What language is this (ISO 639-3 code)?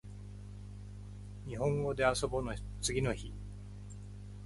jpn